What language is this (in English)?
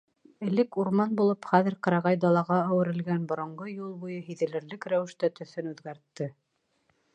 Bashkir